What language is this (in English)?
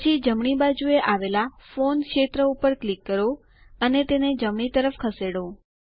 Gujarati